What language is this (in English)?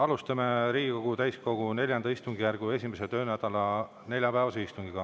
Estonian